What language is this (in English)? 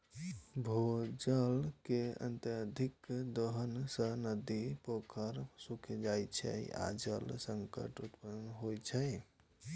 Maithili